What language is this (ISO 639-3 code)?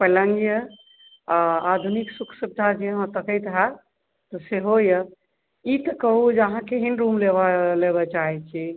mai